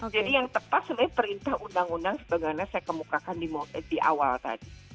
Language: Indonesian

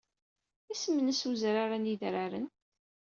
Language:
Kabyle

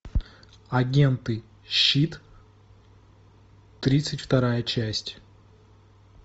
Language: Russian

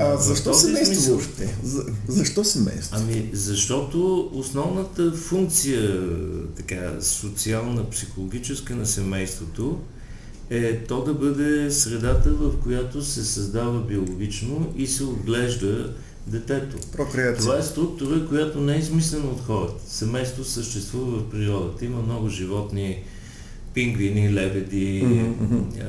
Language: Bulgarian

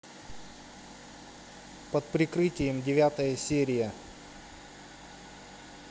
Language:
Russian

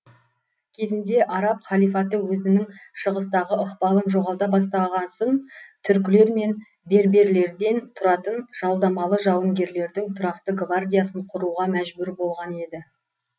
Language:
Kazakh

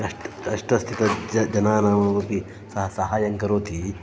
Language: Sanskrit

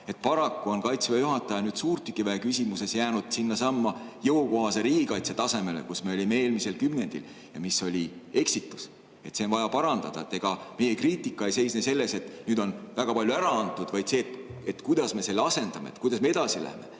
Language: Estonian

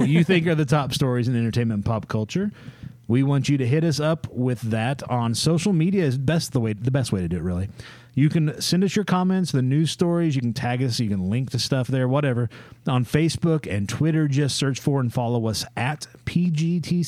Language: English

